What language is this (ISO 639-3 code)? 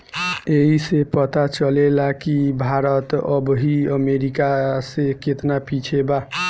bho